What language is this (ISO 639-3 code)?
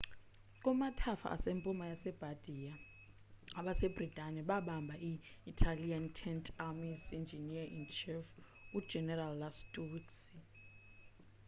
xho